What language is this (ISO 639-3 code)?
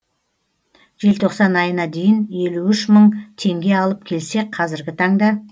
kaz